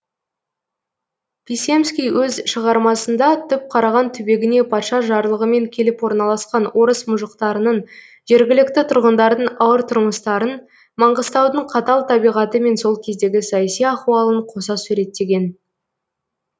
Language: Kazakh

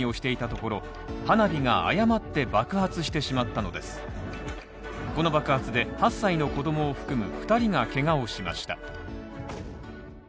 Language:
Japanese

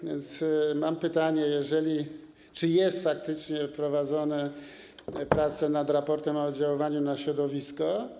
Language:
Polish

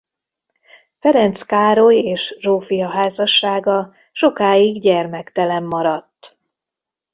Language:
Hungarian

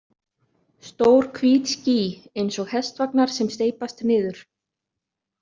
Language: Icelandic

